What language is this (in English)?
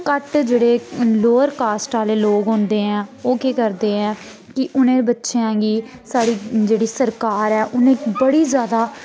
Dogri